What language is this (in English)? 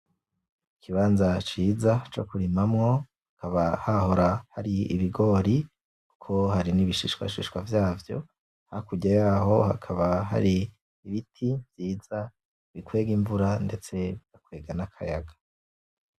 Rundi